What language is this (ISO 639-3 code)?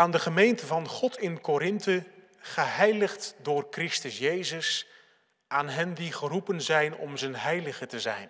nld